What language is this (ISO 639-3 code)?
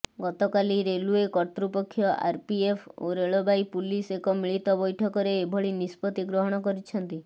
ori